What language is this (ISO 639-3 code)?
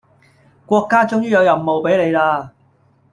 yue